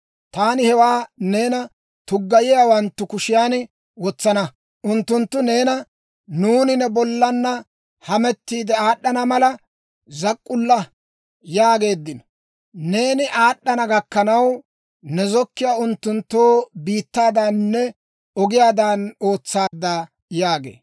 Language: Dawro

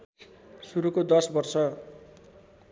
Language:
Nepali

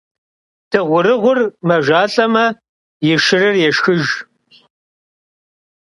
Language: Kabardian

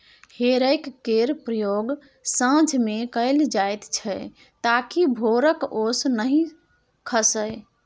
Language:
Maithili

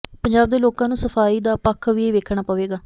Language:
Punjabi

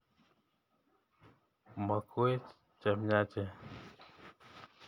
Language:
Kalenjin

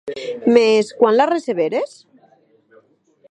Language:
Occitan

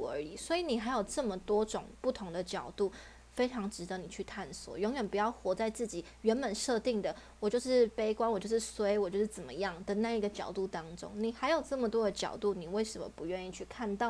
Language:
Chinese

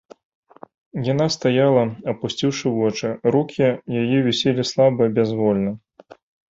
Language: Belarusian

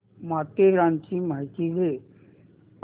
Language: Marathi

